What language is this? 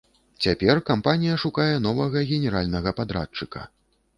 Belarusian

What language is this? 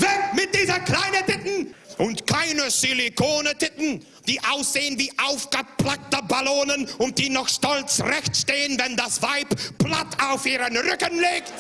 German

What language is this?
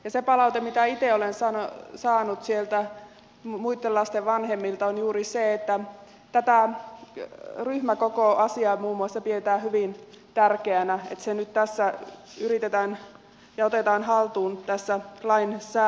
Finnish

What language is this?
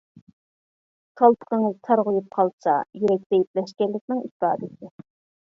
Uyghur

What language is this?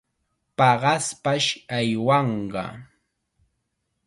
Chiquián Ancash Quechua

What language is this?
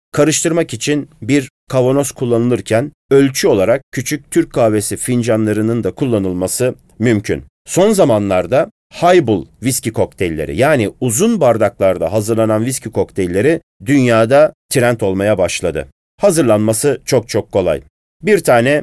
Turkish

